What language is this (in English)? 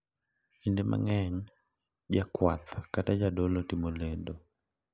Luo (Kenya and Tanzania)